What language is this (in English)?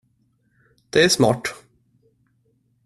Swedish